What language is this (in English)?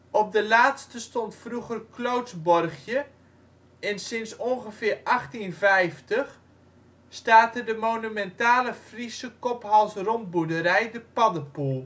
Dutch